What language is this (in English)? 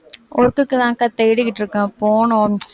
Tamil